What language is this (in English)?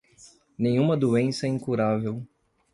Portuguese